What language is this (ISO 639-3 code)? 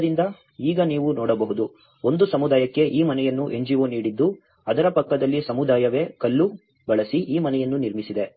kan